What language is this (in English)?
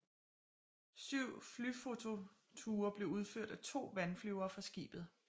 Danish